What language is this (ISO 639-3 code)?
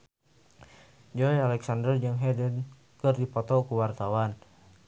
sun